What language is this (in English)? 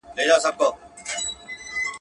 Pashto